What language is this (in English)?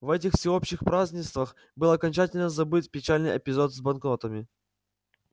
Russian